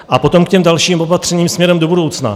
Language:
Czech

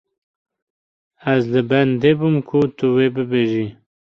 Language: Kurdish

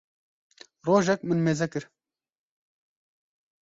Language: Kurdish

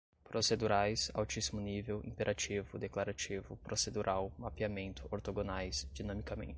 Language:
Portuguese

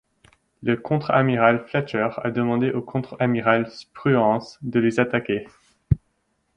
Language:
French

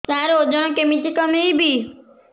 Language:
Odia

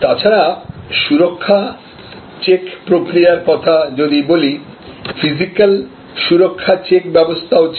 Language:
Bangla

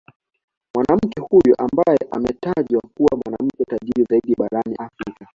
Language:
Swahili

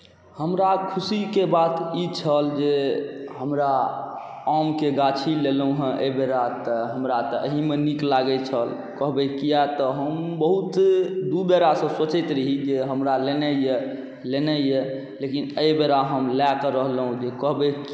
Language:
Maithili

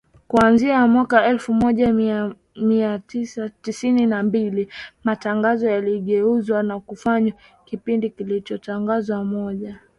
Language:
Swahili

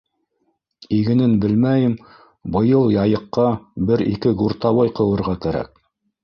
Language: Bashkir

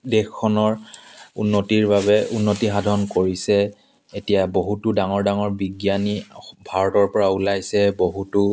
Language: Assamese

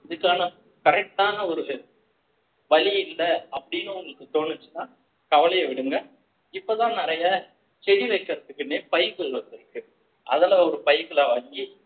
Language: Tamil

